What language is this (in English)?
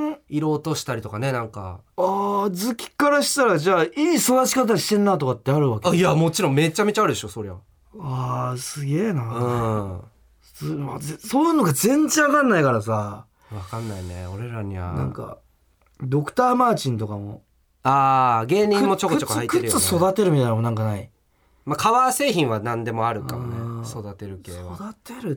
Japanese